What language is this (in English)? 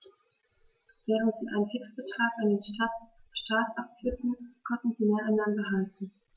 German